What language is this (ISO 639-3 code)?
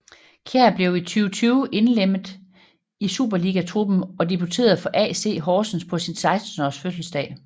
dan